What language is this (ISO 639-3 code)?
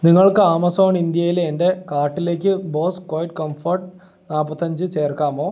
mal